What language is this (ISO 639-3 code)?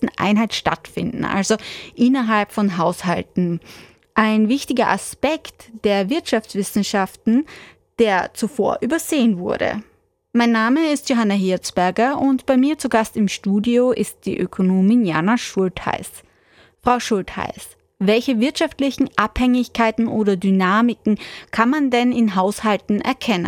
deu